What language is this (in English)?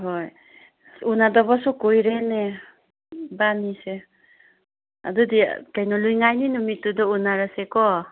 Manipuri